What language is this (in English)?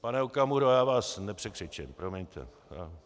Czech